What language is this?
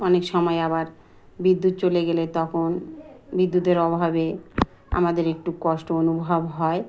Bangla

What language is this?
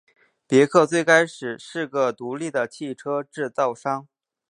Chinese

